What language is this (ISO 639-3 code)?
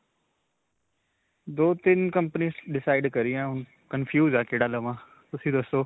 pan